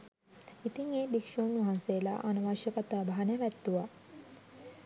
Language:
Sinhala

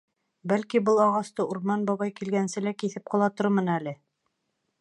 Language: Bashkir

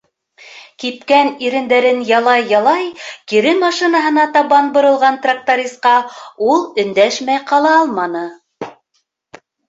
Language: Bashkir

